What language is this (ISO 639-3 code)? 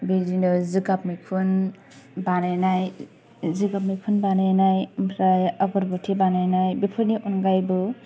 brx